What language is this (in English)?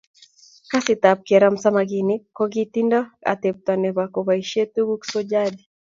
Kalenjin